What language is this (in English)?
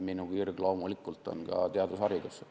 Estonian